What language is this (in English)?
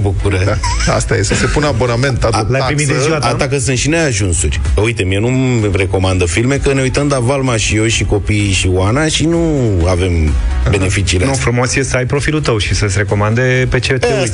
Romanian